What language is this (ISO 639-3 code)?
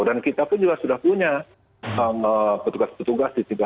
ind